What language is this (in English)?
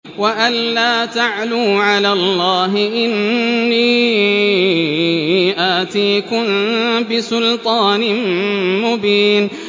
Arabic